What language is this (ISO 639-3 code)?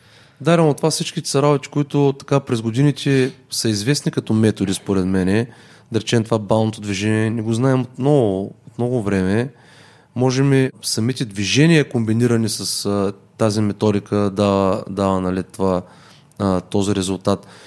bul